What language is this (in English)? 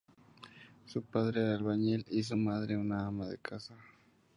Spanish